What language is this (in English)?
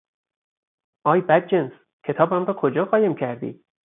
Persian